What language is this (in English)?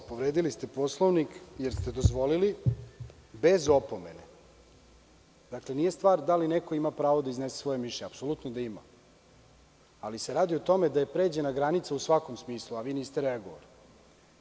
Serbian